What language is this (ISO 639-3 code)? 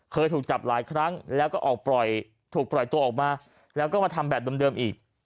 tha